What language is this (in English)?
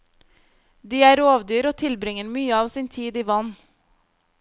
Norwegian